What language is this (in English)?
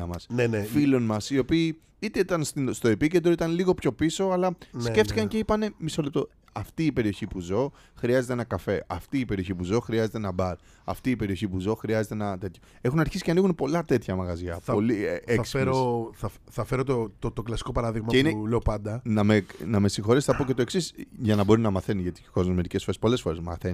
Greek